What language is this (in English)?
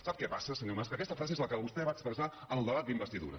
Catalan